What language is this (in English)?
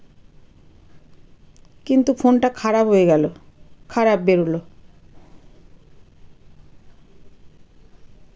Bangla